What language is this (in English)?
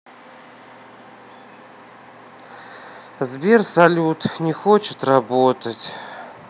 Russian